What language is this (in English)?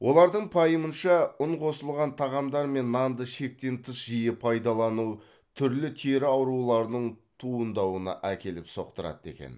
Kazakh